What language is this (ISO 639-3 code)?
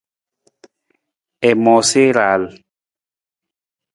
nmz